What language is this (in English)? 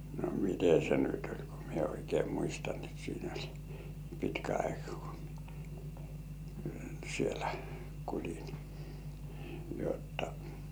Finnish